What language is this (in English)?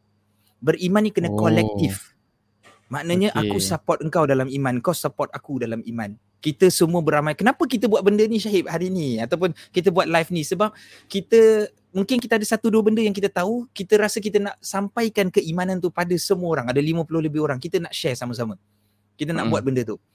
Malay